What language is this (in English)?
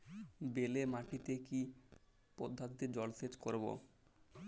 Bangla